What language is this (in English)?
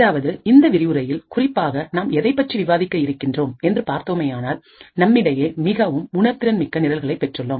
Tamil